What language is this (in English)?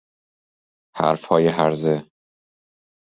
Persian